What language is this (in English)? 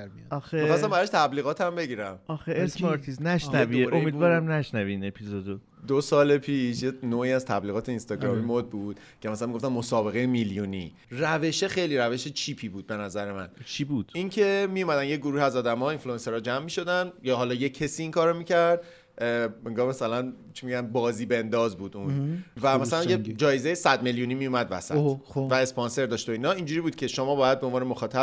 Persian